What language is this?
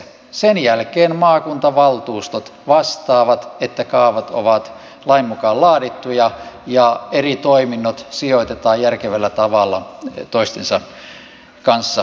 Finnish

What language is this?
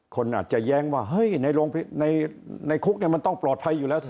Thai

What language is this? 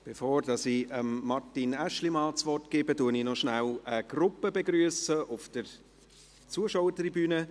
Swiss German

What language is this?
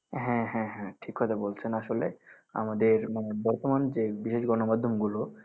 Bangla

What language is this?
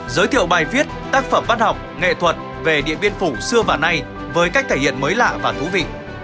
Vietnamese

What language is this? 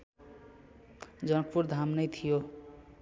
Nepali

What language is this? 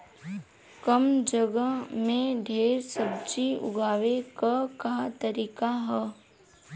Bhojpuri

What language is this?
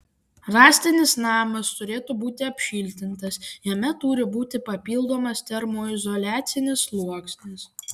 Lithuanian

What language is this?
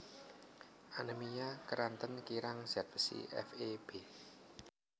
Javanese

